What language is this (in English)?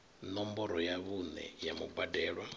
Venda